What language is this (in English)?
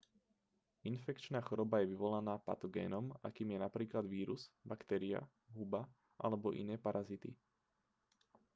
Slovak